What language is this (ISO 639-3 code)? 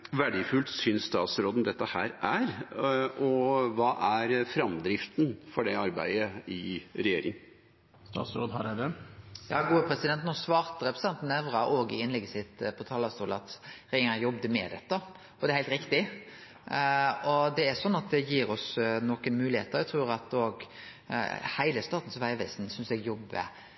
nno